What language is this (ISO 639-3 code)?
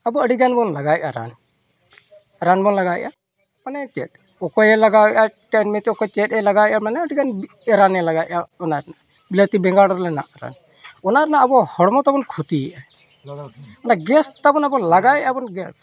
sat